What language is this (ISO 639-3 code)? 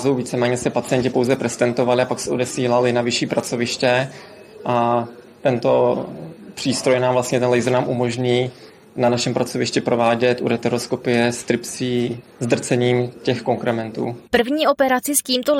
ces